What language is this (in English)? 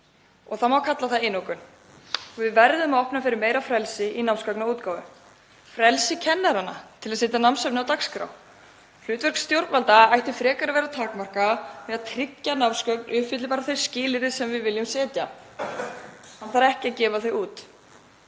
Icelandic